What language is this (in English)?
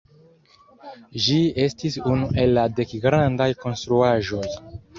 Esperanto